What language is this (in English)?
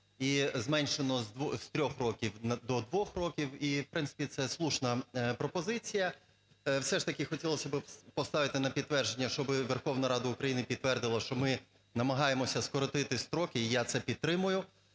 Ukrainian